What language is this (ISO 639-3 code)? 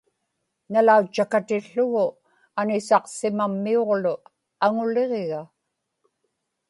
ipk